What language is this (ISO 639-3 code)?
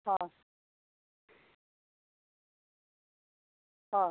asm